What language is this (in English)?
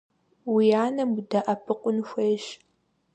Kabardian